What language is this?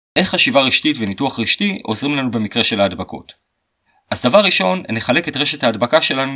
Hebrew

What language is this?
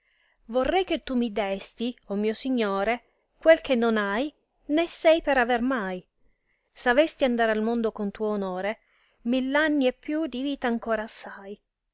Italian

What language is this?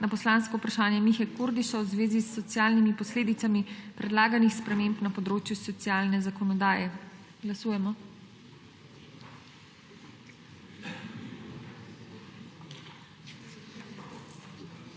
Slovenian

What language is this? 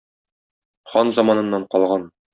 Tatar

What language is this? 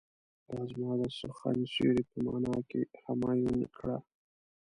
Pashto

